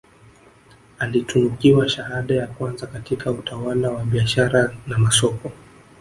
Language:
Swahili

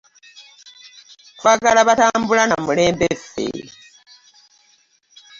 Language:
Ganda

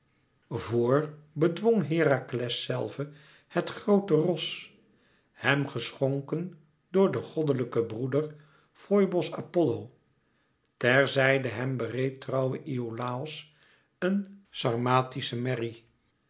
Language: Dutch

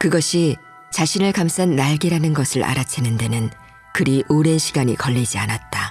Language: Korean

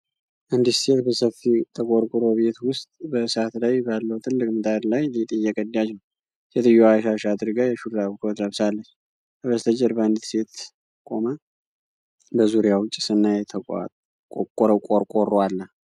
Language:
Amharic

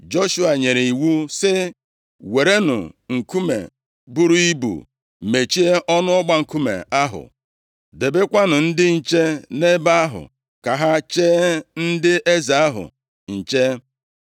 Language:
Igbo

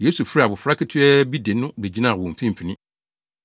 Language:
Akan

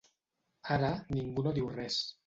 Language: Catalan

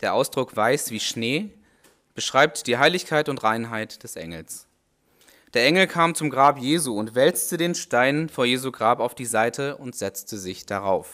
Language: German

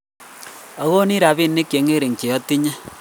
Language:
Kalenjin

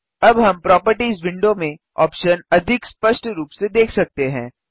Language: Hindi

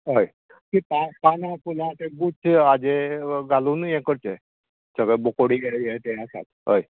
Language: Konkani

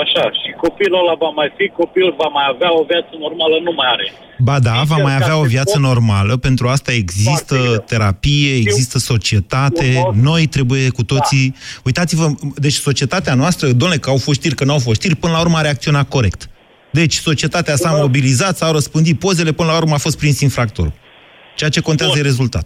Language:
Romanian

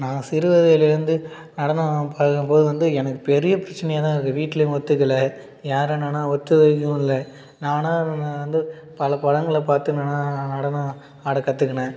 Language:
Tamil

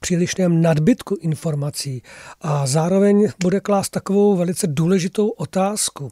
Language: Czech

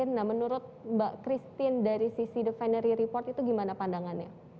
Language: Indonesian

